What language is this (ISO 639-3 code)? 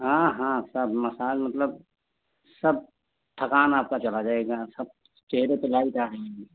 hin